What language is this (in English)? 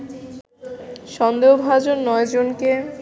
Bangla